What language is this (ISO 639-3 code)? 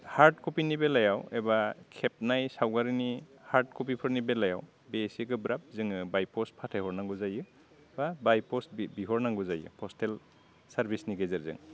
brx